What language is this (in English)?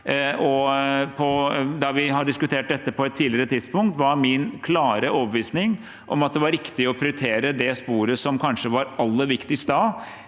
Norwegian